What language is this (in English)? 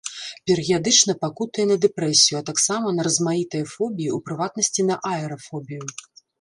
Belarusian